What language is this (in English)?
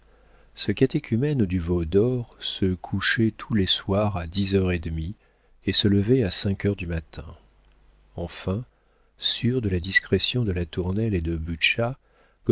French